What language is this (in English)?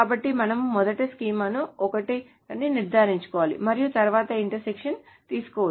Telugu